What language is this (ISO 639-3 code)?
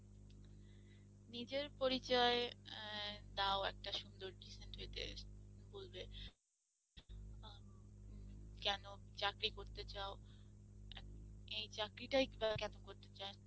ben